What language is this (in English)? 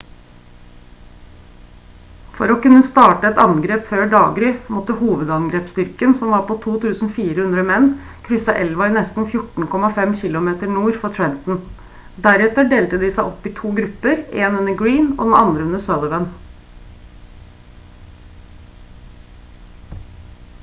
Norwegian Bokmål